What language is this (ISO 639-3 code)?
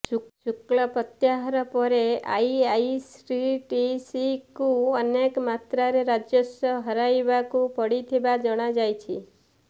ori